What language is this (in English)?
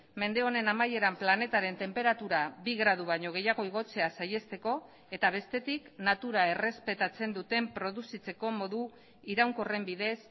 Basque